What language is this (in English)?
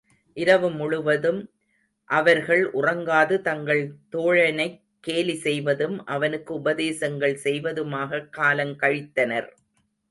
Tamil